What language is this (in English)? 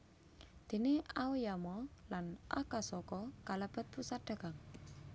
Javanese